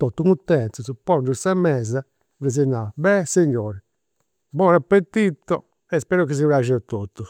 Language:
Campidanese Sardinian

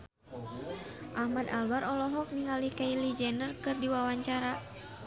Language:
Sundanese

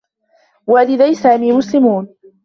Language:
Arabic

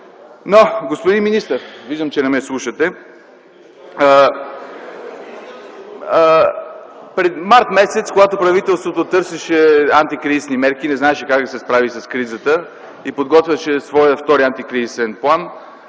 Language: Bulgarian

